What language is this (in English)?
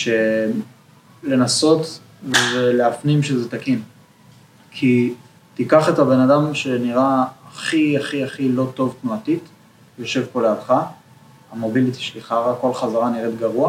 Hebrew